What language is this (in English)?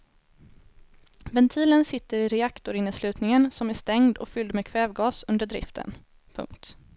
Swedish